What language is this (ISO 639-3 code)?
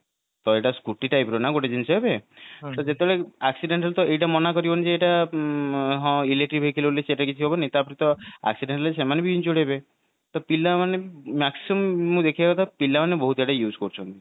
ori